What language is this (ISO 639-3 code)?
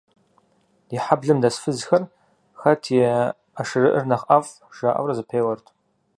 kbd